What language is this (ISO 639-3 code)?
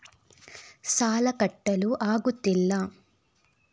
kan